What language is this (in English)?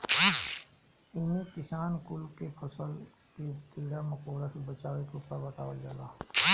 Bhojpuri